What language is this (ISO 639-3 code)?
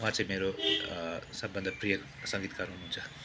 nep